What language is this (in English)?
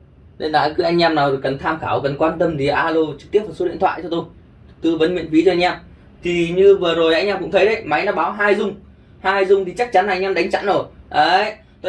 Vietnamese